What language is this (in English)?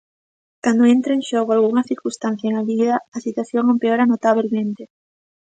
Galician